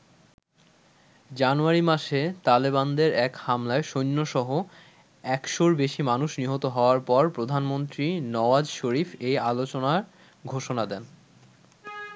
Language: Bangla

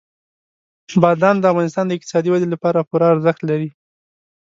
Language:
Pashto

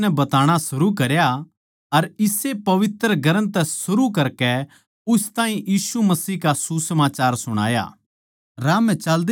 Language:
Haryanvi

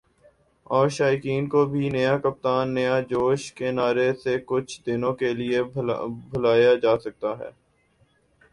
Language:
Urdu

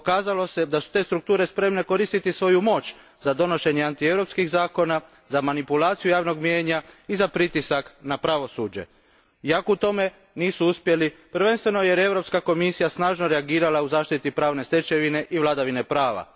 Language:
Croatian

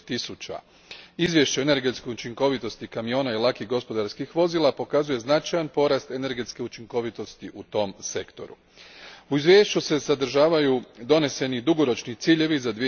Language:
Croatian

